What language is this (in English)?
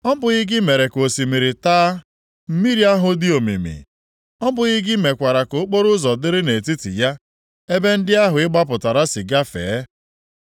Igbo